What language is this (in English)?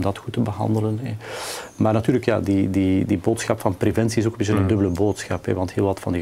Dutch